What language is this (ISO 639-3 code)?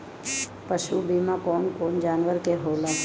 bho